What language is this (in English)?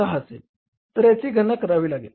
Marathi